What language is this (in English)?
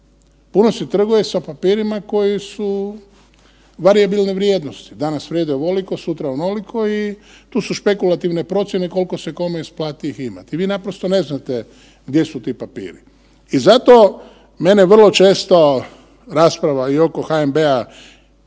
Croatian